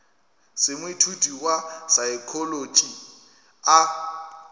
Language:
Northern Sotho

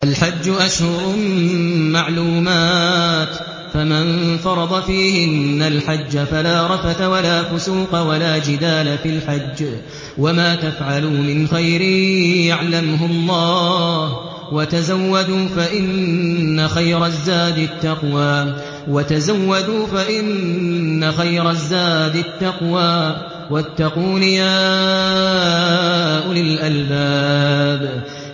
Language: Arabic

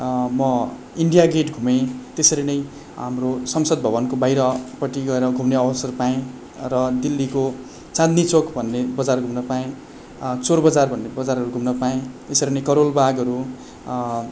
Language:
Nepali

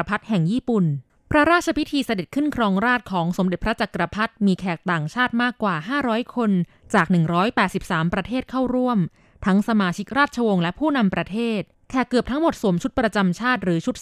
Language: Thai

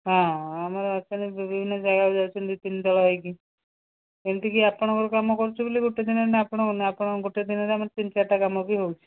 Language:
Odia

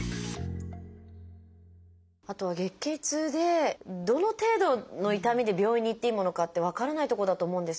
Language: Japanese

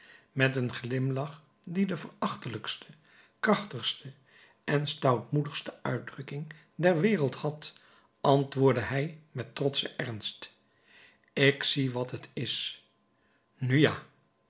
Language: Dutch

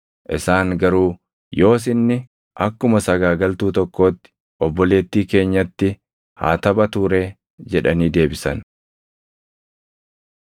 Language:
Oromo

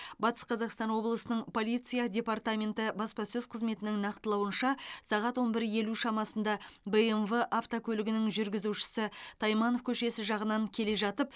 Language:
Kazakh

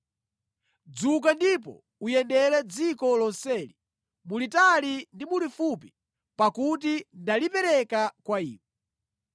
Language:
Nyanja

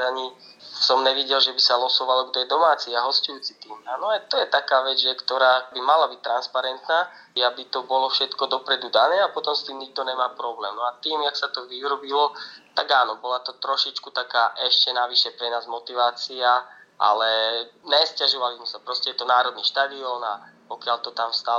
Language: Slovak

